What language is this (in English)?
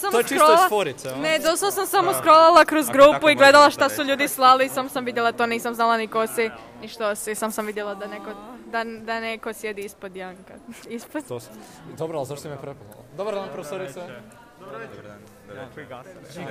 Croatian